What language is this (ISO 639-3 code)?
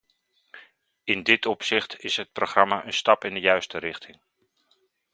nld